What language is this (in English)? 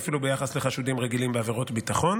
Hebrew